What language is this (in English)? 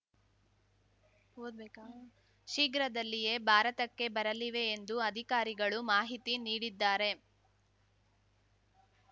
Kannada